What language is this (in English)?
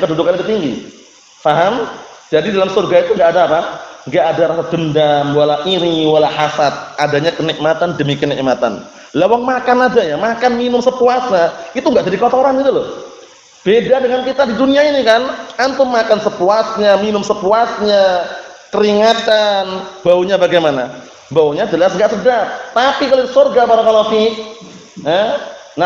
Indonesian